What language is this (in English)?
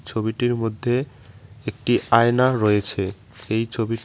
Bangla